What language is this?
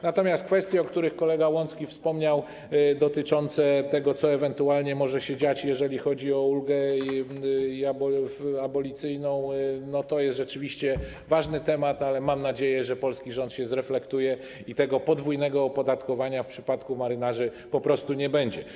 Polish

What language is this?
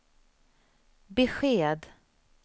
Swedish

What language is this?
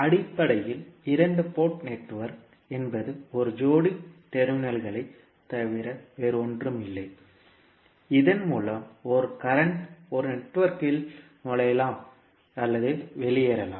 Tamil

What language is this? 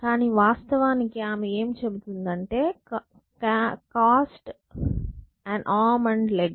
Telugu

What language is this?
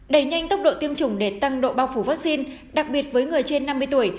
Vietnamese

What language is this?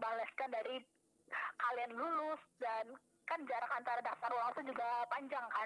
Indonesian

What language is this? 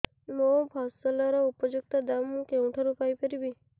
Odia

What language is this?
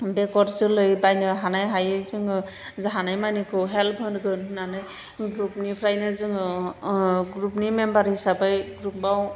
Bodo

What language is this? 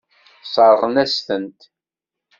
Kabyle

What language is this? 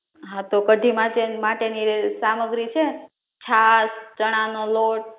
Gujarati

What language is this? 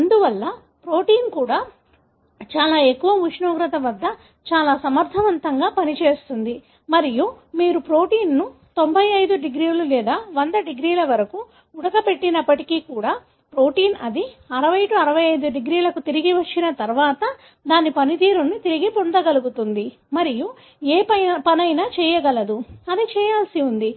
Telugu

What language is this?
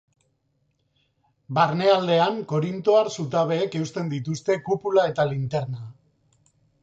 Basque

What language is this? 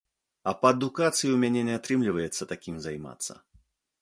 Belarusian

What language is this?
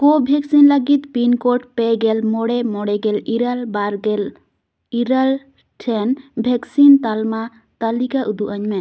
Santali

